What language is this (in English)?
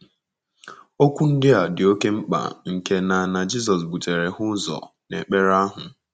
Igbo